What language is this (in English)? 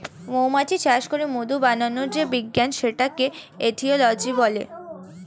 Bangla